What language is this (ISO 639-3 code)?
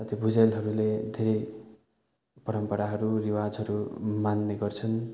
nep